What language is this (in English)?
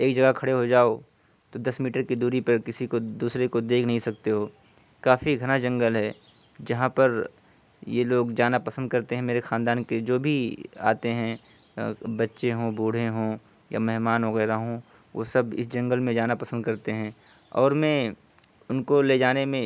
Urdu